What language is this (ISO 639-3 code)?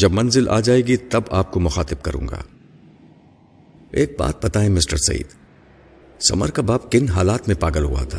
urd